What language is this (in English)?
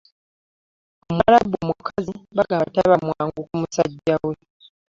Ganda